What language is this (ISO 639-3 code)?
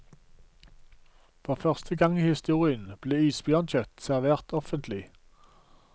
nor